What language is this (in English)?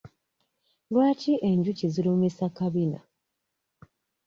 Ganda